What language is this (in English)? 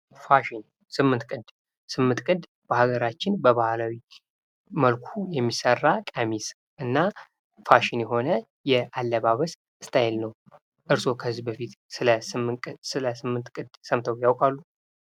Amharic